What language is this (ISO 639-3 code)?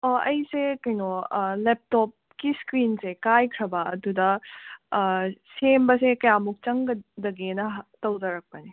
mni